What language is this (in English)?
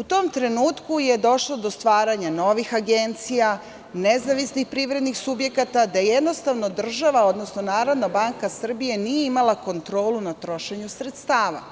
Serbian